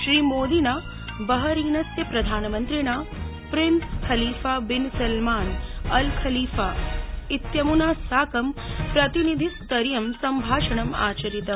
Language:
Sanskrit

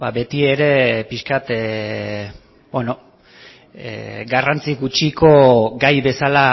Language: Basque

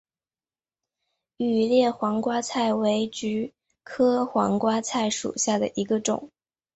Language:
Chinese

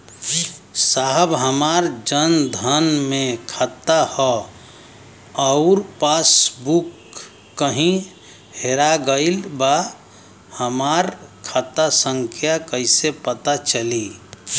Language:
Bhojpuri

